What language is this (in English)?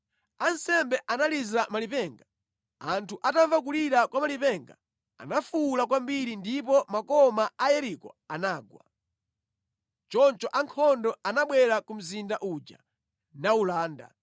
Nyanja